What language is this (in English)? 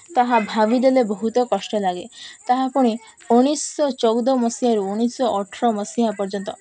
Odia